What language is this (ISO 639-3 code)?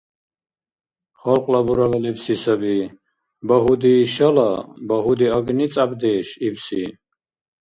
dar